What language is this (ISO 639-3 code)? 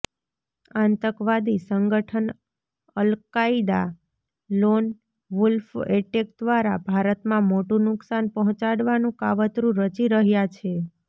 guj